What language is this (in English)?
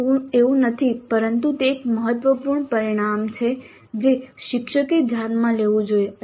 Gujarati